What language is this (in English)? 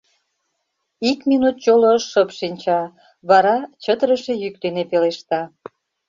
Mari